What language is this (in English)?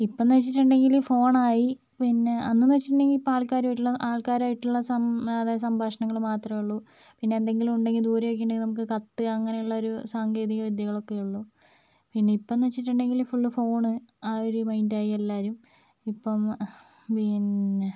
Malayalam